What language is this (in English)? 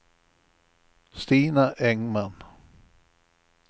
Swedish